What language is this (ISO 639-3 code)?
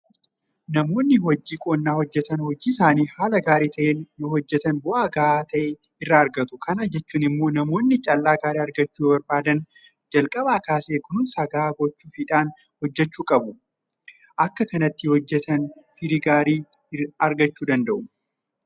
orm